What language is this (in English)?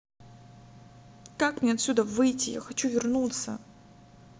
Russian